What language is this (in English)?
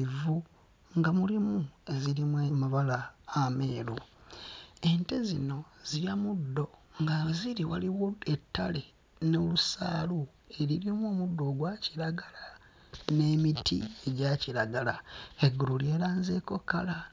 Ganda